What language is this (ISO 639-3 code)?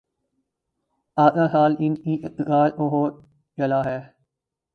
urd